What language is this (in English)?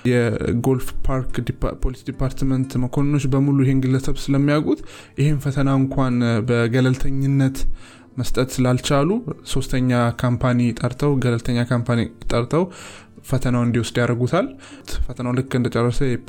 Amharic